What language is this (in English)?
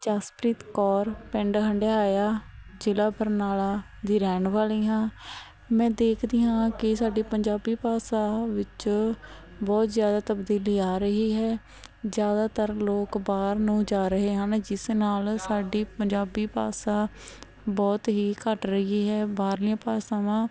Punjabi